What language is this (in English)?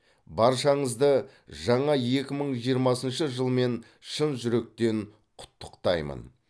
Kazakh